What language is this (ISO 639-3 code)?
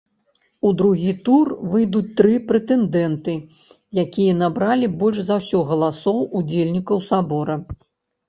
bel